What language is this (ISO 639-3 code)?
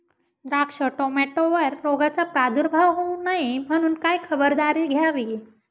mar